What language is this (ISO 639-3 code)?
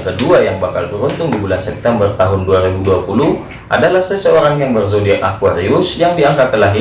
ind